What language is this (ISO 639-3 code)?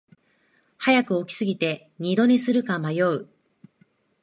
jpn